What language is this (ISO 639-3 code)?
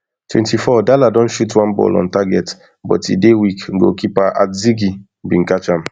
pcm